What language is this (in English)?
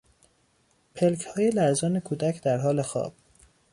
Persian